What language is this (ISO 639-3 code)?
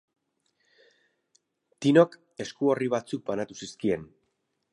eus